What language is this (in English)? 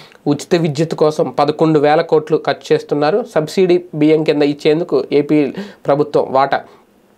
Telugu